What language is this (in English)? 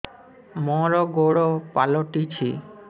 Odia